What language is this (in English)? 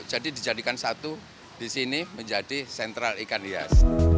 Indonesian